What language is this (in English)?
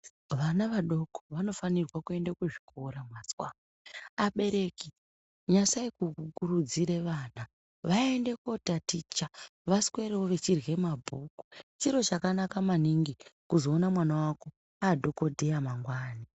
Ndau